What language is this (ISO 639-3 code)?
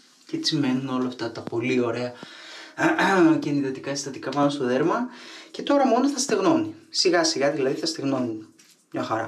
ell